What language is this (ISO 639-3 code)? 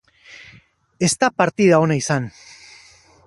eus